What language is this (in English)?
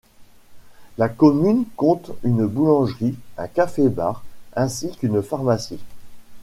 French